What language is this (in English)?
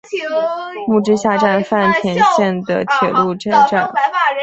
Chinese